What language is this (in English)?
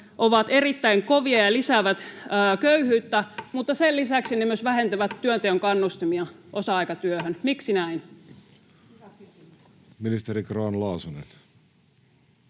Finnish